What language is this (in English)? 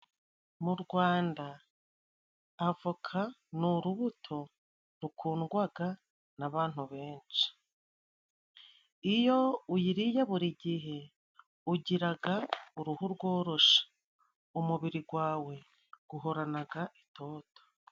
Kinyarwanda